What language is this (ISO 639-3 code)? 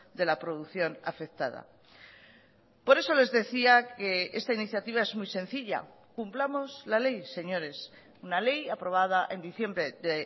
spa